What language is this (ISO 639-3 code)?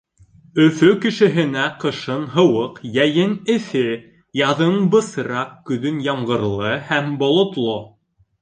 bak